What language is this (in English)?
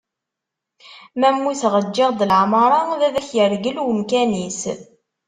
Kabyle